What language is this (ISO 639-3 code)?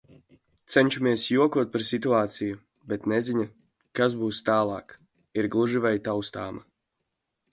lav